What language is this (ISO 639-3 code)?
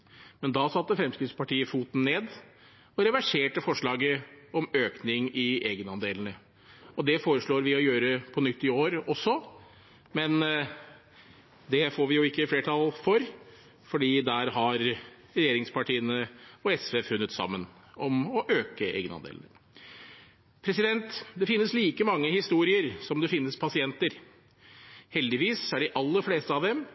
nob